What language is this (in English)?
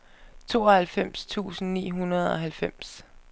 Danish